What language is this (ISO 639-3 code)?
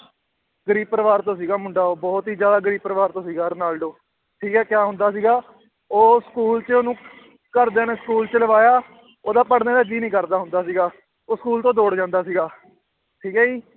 pan